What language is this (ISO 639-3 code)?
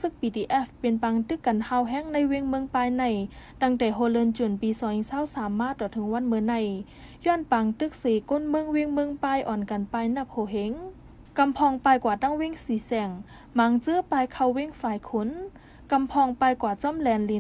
tha